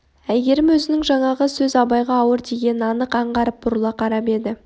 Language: Kazakh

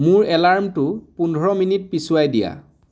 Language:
Assamese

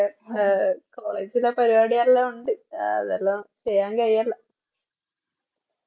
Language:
Malayalam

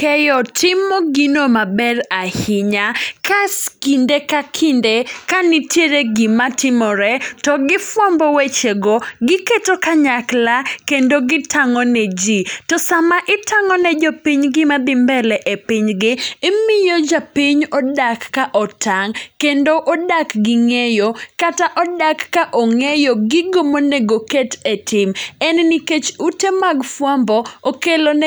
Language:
Luo (Kenya and Tanzania)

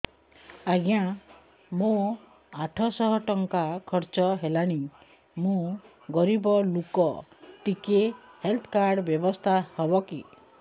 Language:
Odia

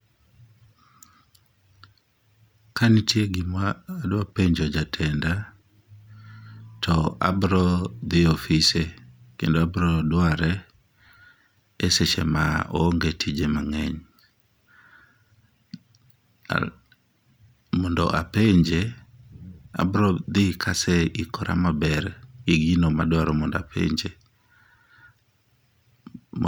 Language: Luo (Kenya and Tanzania)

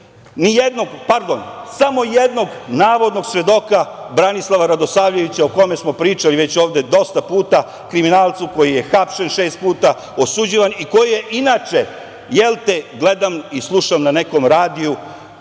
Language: Serbian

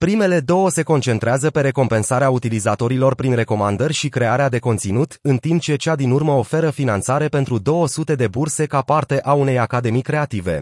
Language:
Romanian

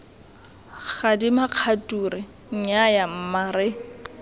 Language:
Tswana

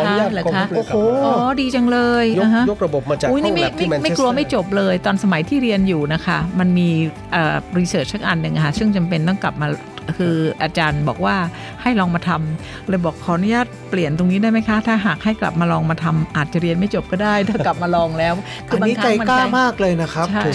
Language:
Thai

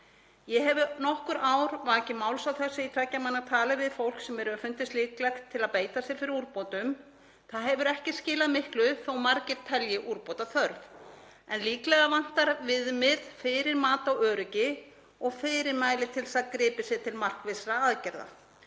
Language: Icelandic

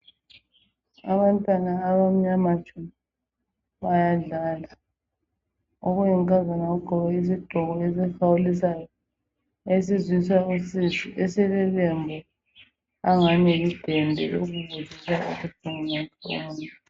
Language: North Ndebele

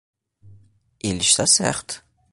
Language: Portuguese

